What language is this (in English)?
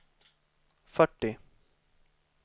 Swedish